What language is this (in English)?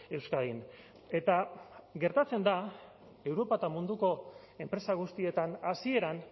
Basque